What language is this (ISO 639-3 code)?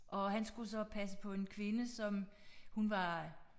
dan